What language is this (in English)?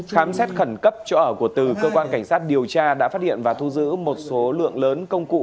Vietnamese